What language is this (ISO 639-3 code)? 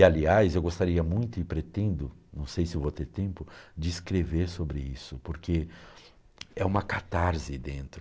por